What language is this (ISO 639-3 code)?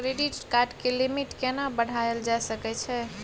mai